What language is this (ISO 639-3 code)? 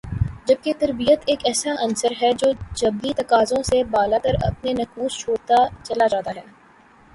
urd